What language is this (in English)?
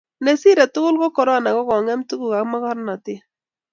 Kalenjin